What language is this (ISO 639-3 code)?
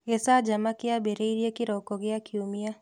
kik